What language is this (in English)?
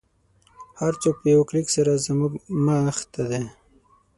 Pashto